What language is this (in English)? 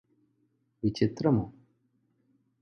Telugu